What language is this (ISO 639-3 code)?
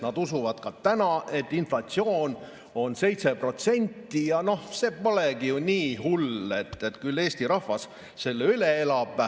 est